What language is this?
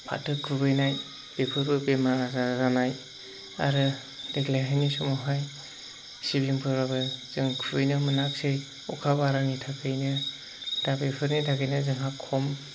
Bodo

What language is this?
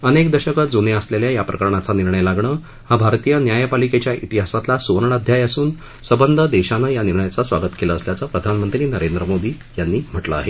Marathi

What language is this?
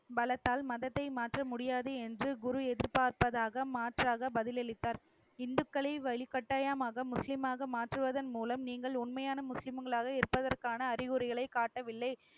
Tamil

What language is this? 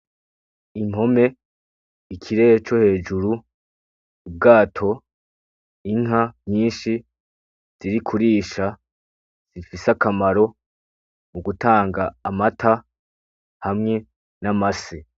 Rundi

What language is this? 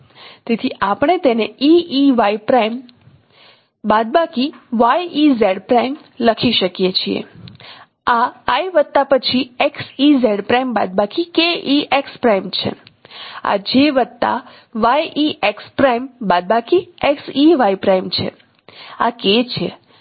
Gujarati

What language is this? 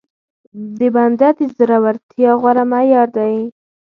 Pashto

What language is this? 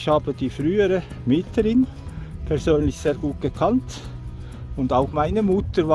German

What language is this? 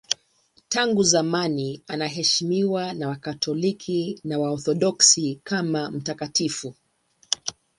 Swahili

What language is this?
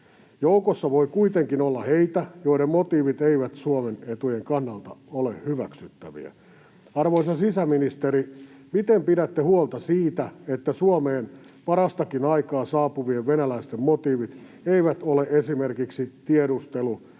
Finnish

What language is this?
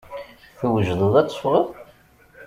Kabyle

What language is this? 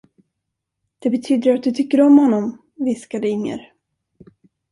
Swedish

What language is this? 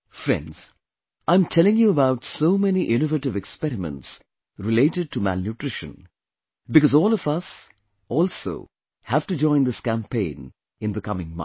English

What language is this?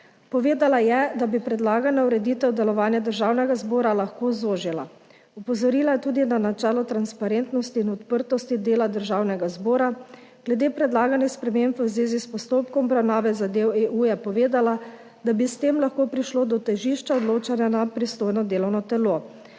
Slovenian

